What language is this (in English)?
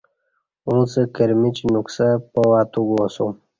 Kati